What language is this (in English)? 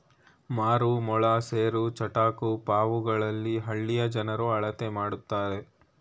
Kannada